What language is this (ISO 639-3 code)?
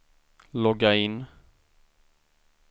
swe